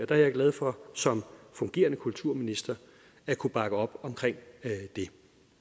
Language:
Danish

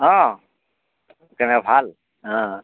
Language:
Assamese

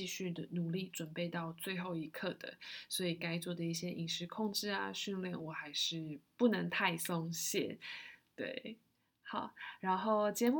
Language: Chinese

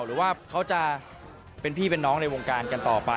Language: Thai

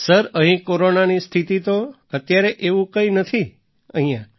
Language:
Gujarati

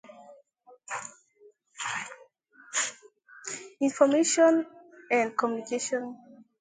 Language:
English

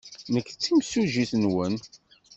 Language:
Kabyle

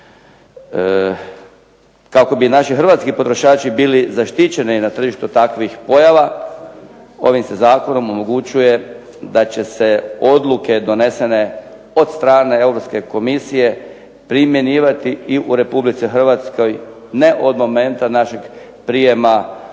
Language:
Croatian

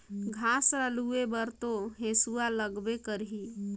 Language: Chhattisgarhi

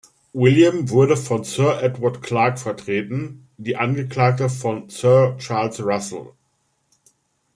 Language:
German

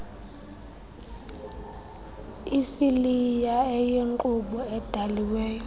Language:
Xhosa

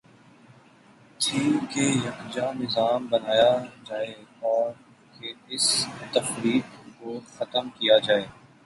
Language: Urdu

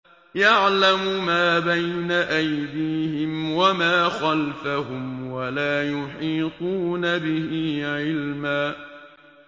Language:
Arabic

